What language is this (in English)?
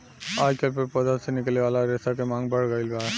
Bhojpuri